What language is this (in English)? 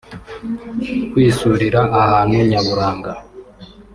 Kinyarwanda